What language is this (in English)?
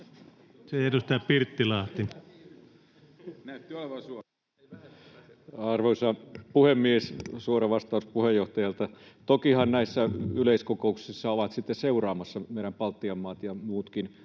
Finnish